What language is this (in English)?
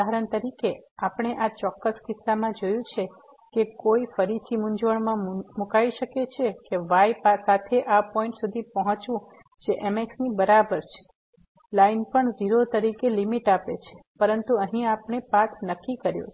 Gujarati